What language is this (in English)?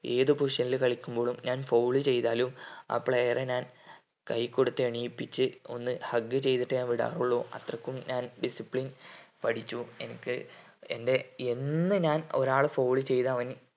Malayalam